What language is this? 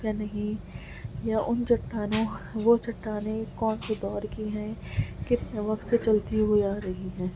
Urdu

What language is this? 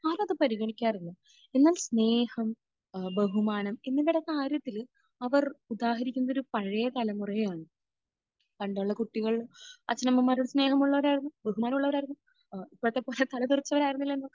Malayalam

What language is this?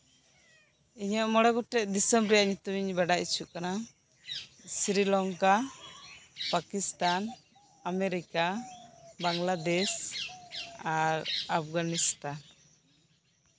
Santali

